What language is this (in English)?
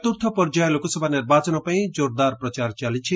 Odia